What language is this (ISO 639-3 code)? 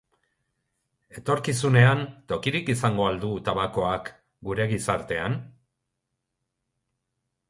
eus